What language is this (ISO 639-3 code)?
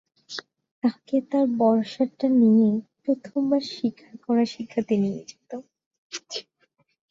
ben